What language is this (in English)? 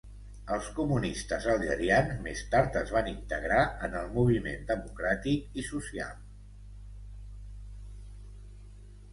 Catalan